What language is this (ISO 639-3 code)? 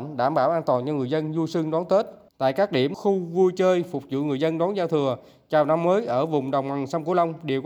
vie